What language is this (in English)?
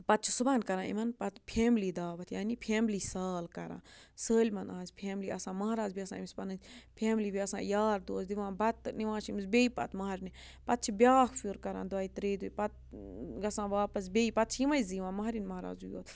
Kashmiri